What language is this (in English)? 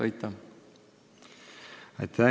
Estonian